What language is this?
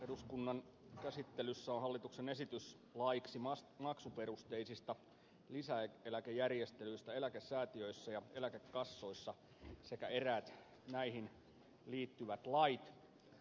Finnish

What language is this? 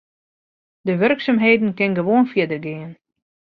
Western Frisian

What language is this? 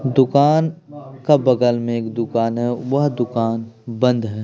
Hindi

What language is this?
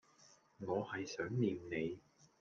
Cantonese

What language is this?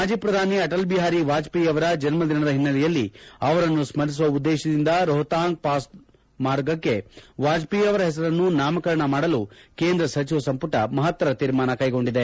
Kannada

